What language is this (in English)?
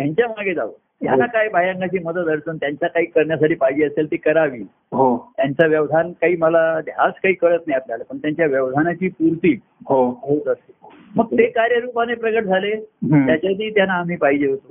Marathi